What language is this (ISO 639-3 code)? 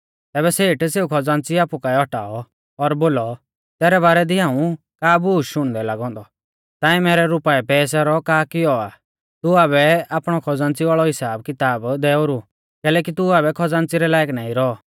bfz